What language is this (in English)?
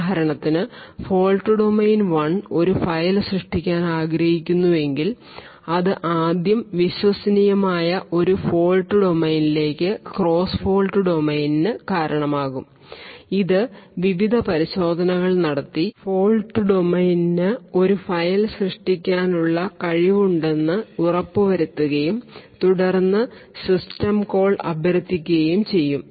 Malayalam